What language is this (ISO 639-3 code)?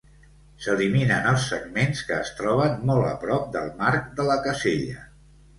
cat